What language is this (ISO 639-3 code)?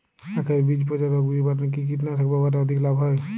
ben